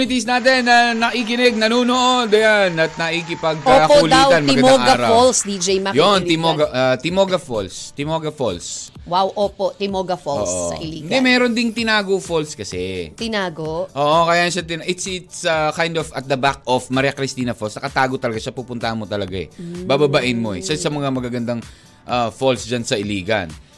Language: Filipino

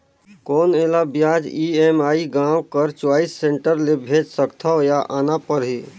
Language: Chhattisgarhi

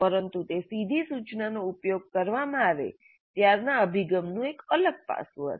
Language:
Gujarati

